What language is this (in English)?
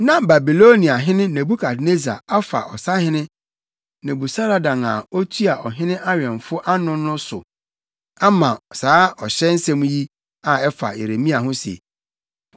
Akan